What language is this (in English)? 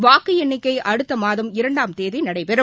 Tamil